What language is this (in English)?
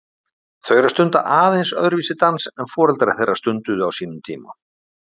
Icelandic